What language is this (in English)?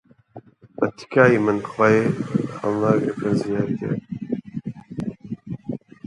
Central Kurdish